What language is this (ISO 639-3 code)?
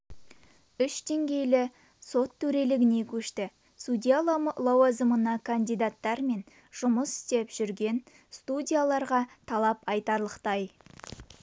kaz